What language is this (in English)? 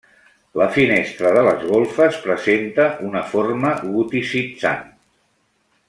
Catalan